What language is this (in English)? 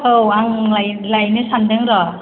Bodo